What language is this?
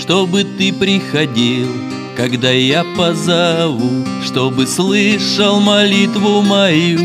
Russian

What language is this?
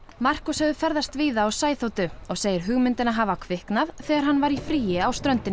Icelandic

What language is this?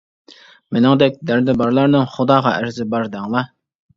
Uyghur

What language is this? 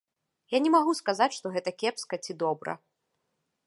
Belarusian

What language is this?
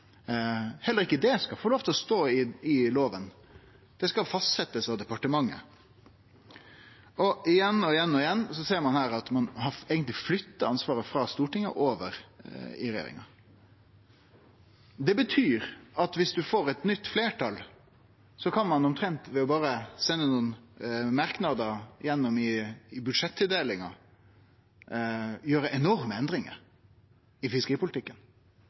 Norwegian Nynorsk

